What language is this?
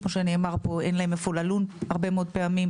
Hebrew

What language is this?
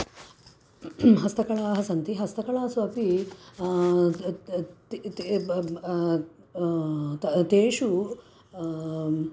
Sanskrit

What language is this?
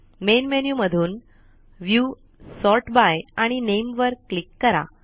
Marathi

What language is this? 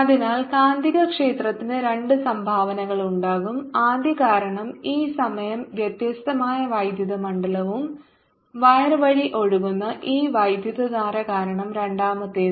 Malayalam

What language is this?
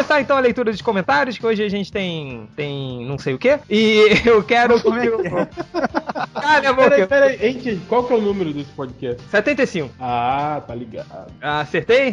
Portuguese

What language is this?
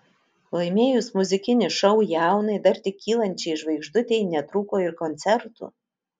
Lithuanian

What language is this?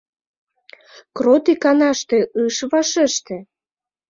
Mari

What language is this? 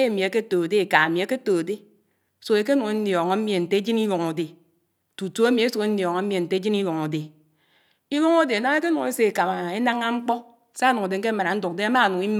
Anaang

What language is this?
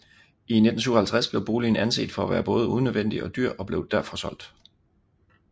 Danish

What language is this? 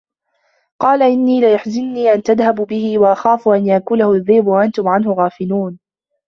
Arabic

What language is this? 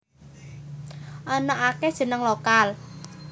Javanese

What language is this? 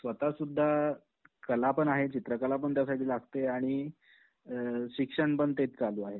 Marathi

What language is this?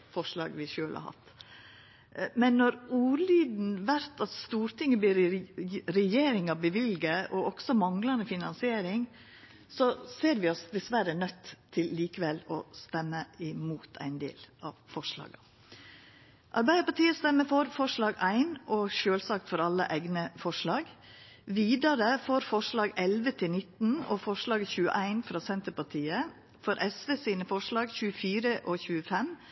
Norwegian Nynorsk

